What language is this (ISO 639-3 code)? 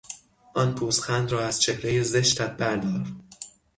fas